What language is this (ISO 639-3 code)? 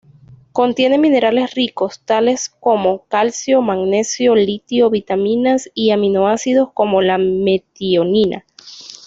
spa